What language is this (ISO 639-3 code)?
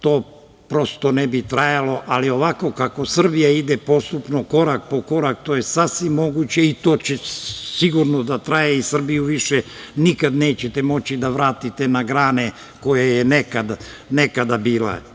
srp